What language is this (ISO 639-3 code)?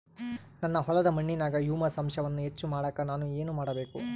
kan